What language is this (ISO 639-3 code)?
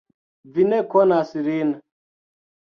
epo